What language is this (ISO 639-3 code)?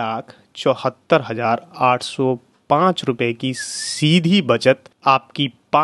hin